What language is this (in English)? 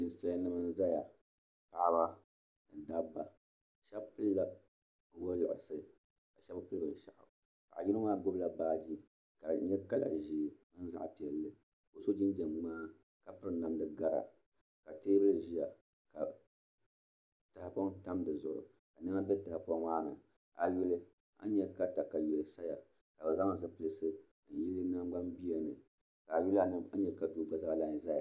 Dagbani